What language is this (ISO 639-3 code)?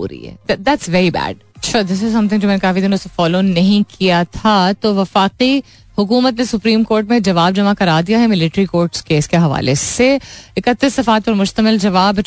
hin